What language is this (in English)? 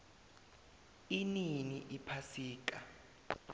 South Ndebele